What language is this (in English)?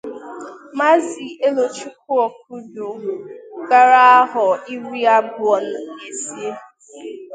Igbo